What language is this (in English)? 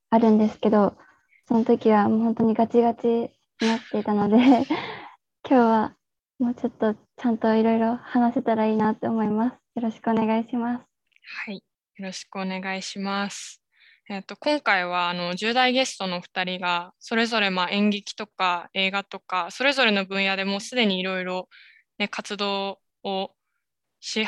Japanese